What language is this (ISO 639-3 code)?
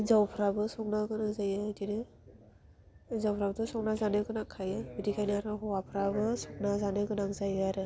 brx